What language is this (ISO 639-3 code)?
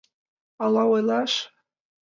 chm